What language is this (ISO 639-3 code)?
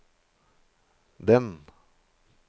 nor